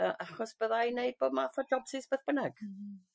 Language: Welsh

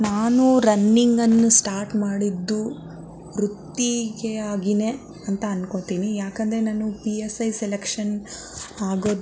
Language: Kannada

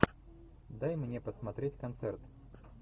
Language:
Russian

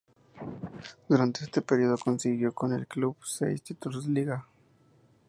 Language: Spanish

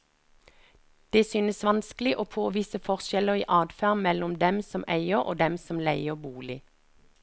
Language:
Norwegian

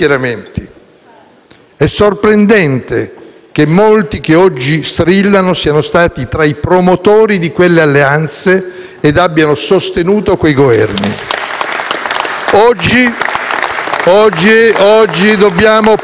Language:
Italian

